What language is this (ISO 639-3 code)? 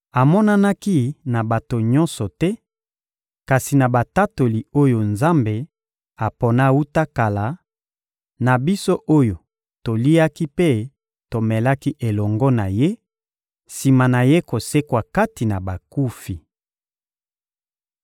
lin